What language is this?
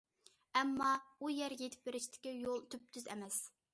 Uyghur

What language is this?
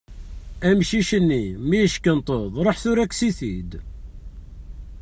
Kabyle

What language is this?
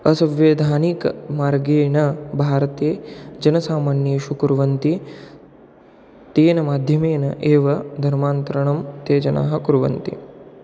Sanskrit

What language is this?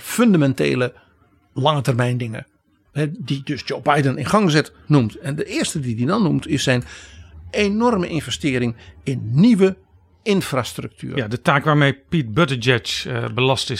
Dutch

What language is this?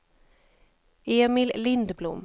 Swedish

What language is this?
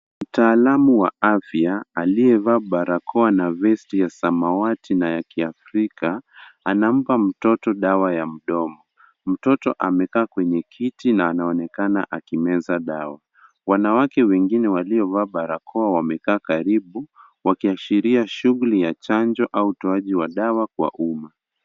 Swahili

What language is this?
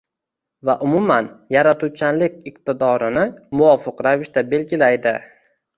Uzbek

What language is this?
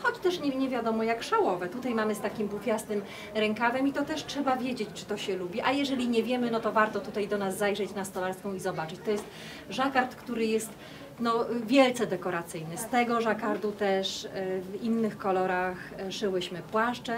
Polish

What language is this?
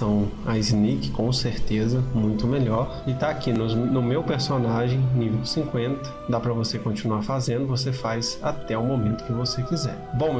Portuguese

